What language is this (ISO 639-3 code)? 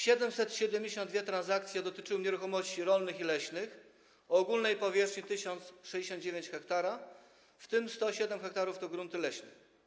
pol